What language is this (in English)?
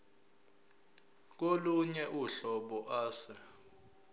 Zulu